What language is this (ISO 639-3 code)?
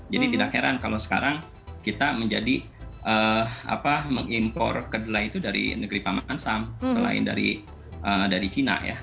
ind